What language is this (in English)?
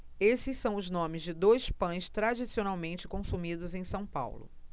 Portuguese